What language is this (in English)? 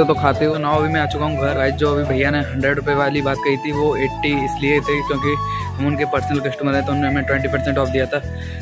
Hindi